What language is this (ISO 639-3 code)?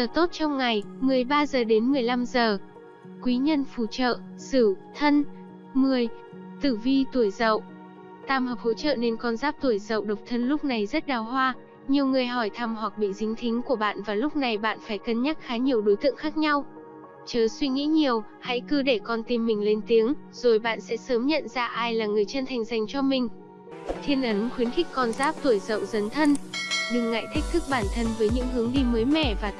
vie